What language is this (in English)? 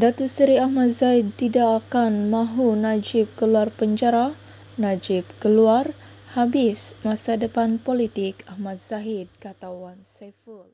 Malay